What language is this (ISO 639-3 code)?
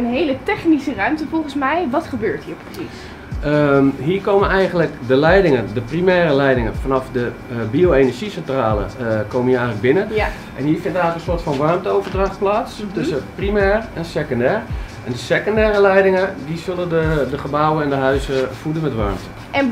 nld